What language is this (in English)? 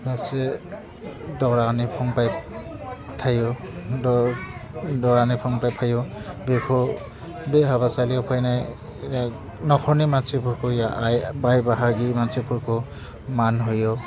Bodo